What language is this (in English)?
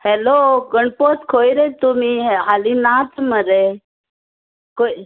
Konkani